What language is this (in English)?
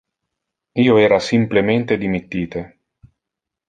Interlingua